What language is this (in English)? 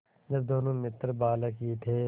Hindi